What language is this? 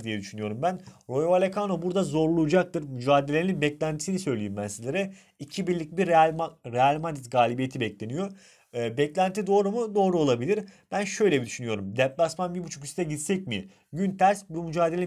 Turkish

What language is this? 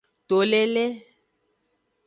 Aja (Benin)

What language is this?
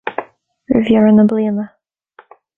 Irish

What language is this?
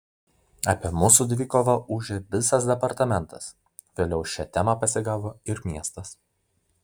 Lithuanian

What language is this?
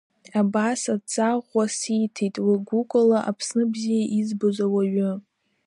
Abkhazian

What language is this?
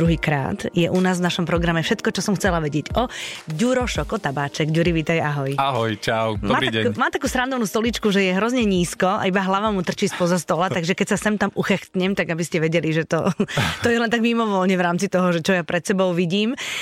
Slovak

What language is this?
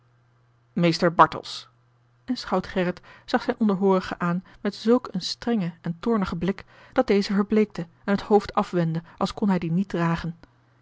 Dutch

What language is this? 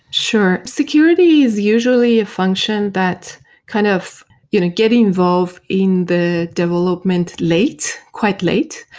English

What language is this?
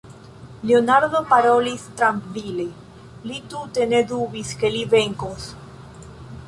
Esperanto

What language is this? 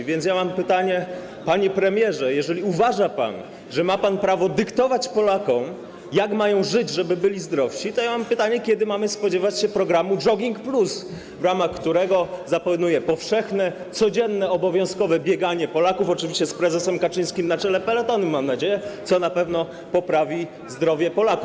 Polish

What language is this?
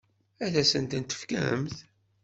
Kabyle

